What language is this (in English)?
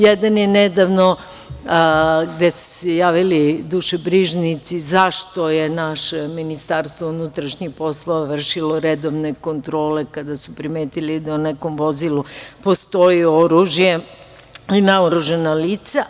Serbian